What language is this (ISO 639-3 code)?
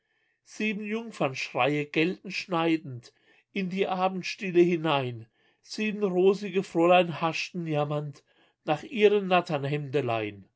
deu